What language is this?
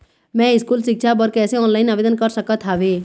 Chhattisgarhi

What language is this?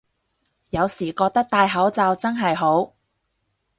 Cantonese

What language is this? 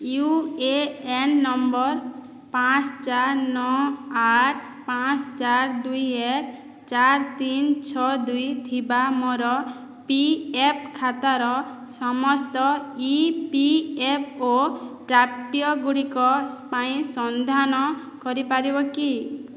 Odia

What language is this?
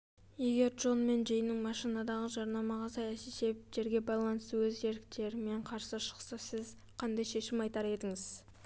Kazakh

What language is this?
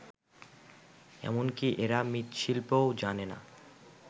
Bangla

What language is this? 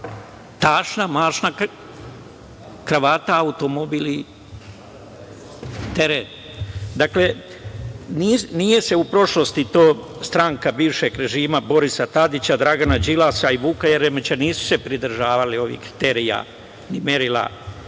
Serbian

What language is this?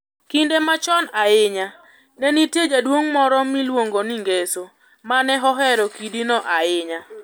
Luo (Kenya and Tanzania)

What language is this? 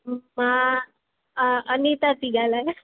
Sindhi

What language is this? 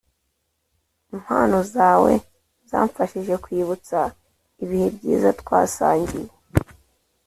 Kinyarwanda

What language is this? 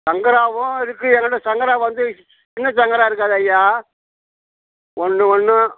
Tamil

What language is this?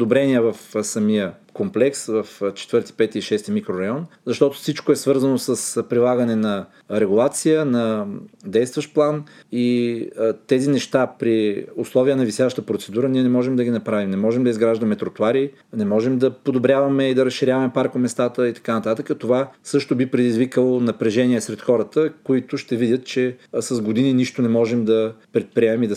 Bulgarian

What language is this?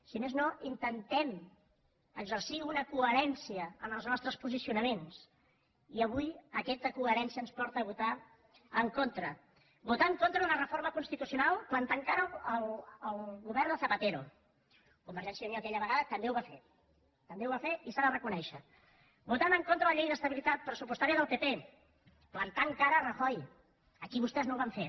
Catalan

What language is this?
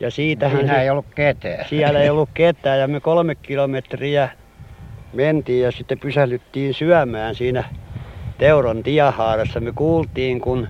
Finnish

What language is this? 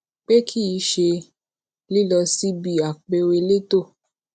Yoruba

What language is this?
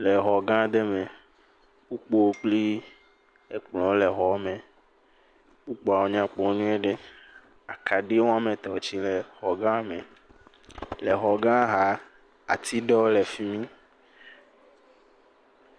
Ewe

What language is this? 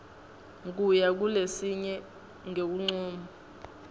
Swati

